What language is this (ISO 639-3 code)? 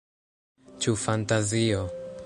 epo